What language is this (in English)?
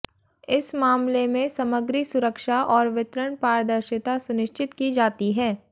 Hindi